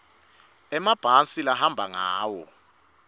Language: Swati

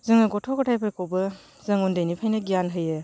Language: Bodo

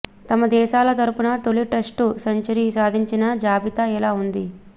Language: Telugu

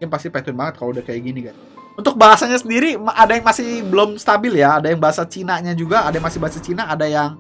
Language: Indonesian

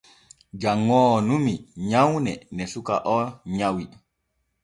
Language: Borgu Fulfulde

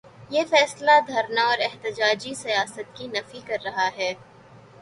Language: Urdu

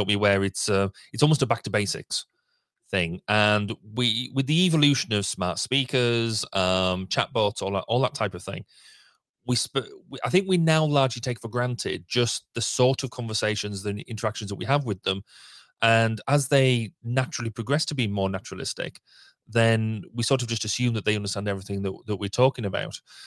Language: English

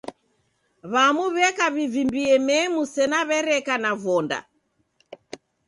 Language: Taita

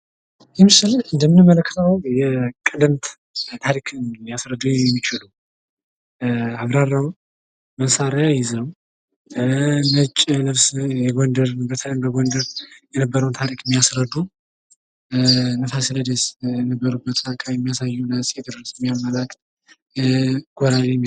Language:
Amharic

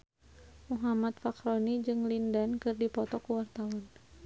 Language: Sundanese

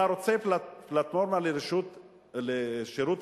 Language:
Hebrew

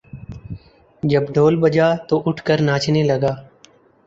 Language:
Urdu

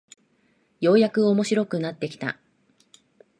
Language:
Japanese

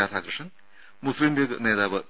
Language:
Malayalam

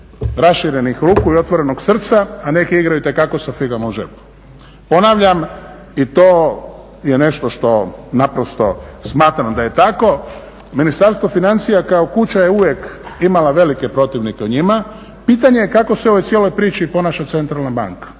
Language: Croatian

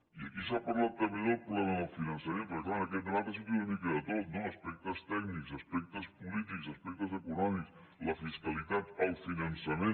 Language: Catalan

